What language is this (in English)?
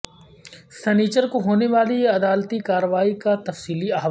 Urdu